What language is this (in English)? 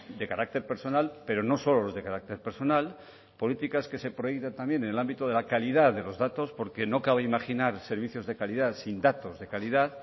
Spanish